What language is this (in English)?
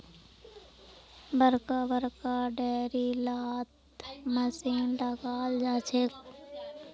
Magahi